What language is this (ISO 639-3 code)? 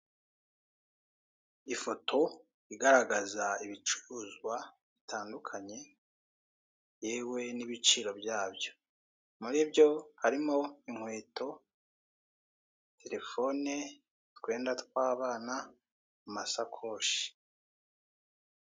kin